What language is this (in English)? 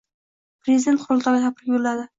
Uzbek